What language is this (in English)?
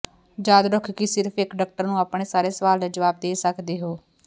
Punjabi